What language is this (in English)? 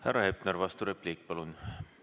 Estonian